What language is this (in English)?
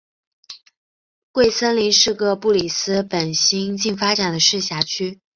Chinese